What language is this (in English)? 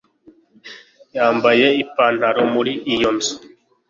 Kinyarwanda